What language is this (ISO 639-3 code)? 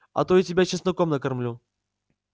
rus